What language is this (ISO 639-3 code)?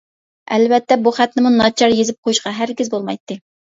uig